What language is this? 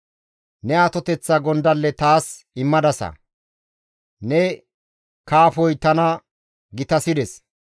Gamo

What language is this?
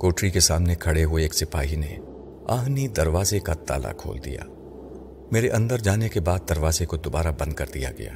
Urdu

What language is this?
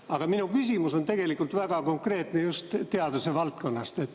Estonian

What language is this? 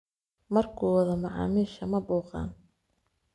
Somali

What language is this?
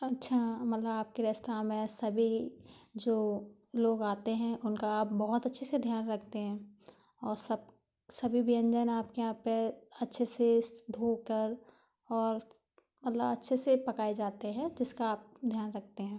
Hindi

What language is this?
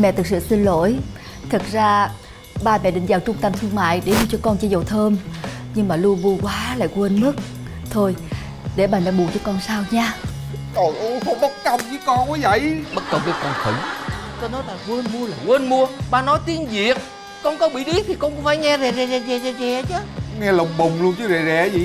Vietnamese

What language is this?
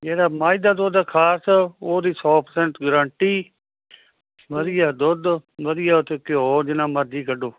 Punjabi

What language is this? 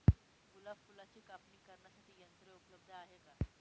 Marathi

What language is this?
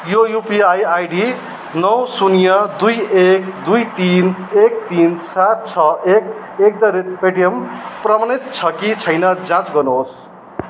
Nepali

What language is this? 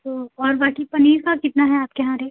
Hindi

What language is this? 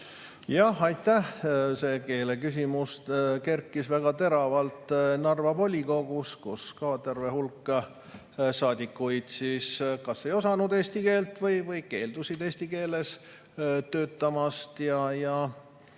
Estonian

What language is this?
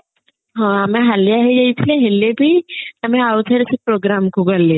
Odia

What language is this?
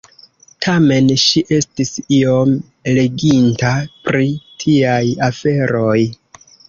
Esperanto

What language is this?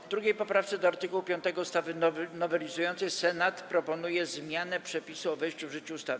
Polish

